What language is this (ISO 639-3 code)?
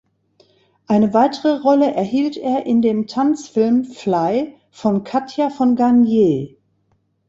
deu